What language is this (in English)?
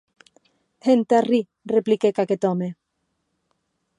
Occitan